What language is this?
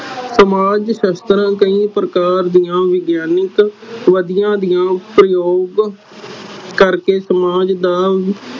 Punjabi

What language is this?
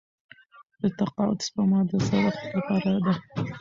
Pashto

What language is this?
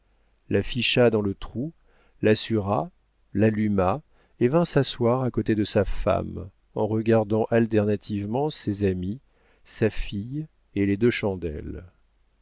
French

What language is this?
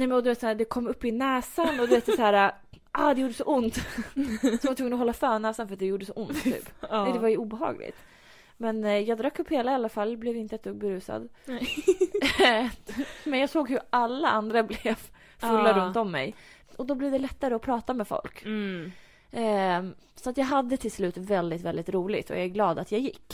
Swedish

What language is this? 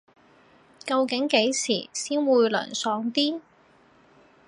Cantonese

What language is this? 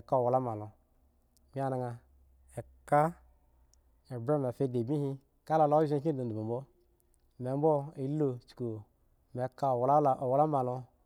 Eggon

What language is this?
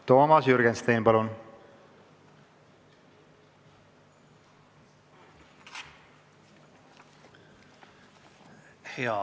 Estonian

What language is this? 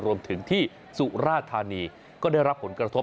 Thai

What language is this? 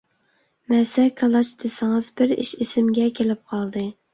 Uyghur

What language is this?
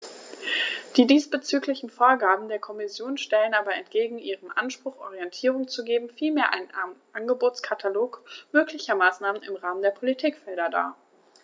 German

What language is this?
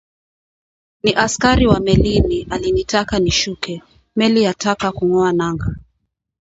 Swahili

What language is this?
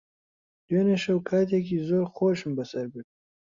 Central Kurdish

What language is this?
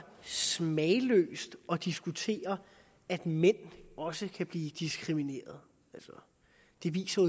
Danish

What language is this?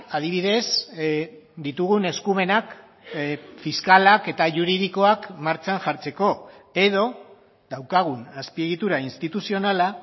Basque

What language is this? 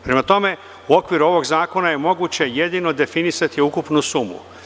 Serbian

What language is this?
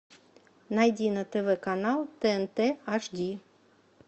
Russian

